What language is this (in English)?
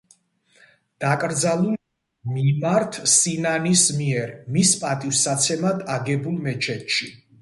Georgian